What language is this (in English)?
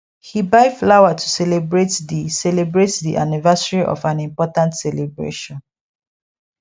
Nigerian Pidgin